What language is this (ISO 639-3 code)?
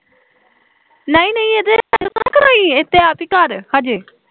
pan